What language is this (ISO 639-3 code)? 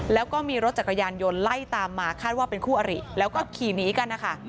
tha